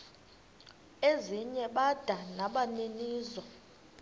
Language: Xhosa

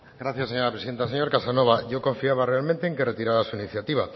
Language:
Spanish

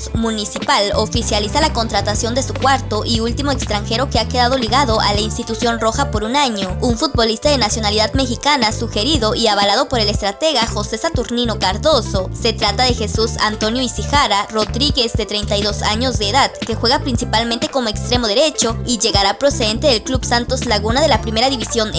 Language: Spanish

